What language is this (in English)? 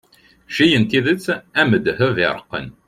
Kabyle